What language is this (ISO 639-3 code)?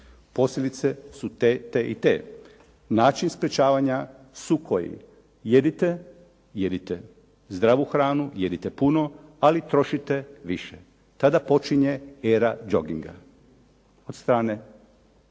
hrv